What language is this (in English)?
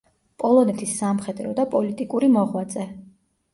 Georgian